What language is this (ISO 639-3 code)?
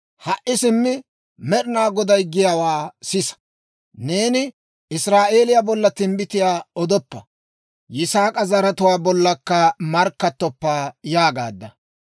dwr